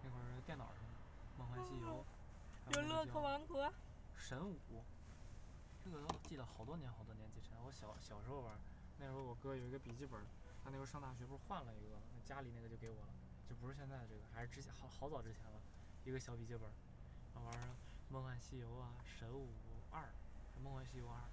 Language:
Chinese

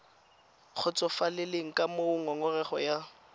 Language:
Tswana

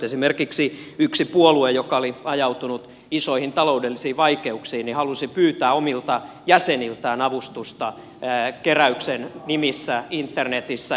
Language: Finnish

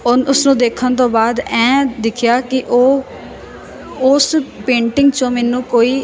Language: Punjabi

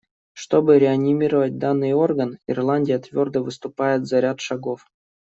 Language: Russian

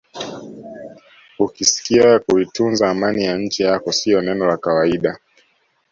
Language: Swahili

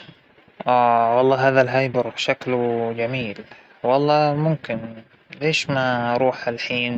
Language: Hijazi Arabic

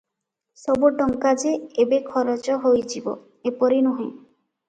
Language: Odia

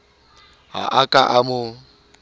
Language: Southern Sotho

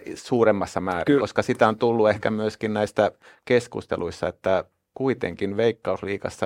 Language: Finnish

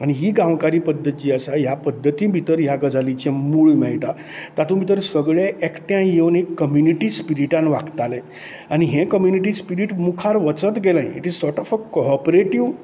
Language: Konkani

